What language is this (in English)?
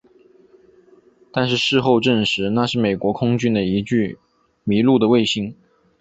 Chinese